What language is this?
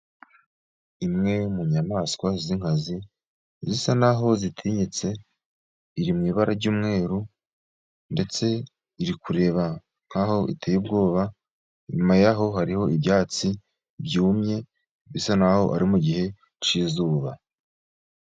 Kinyarwanda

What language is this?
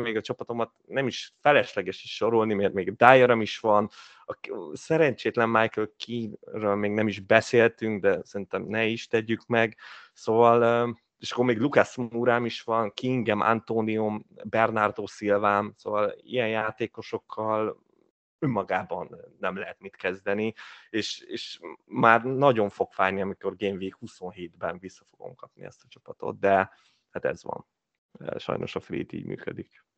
Hungarian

